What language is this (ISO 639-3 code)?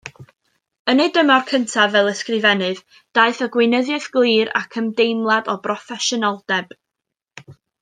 cym